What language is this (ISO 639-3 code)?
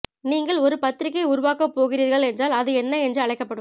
tam